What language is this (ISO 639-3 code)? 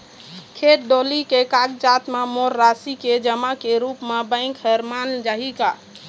hne